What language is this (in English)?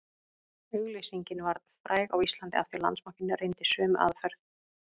Icelandic